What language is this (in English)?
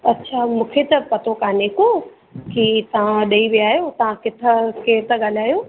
Sindhi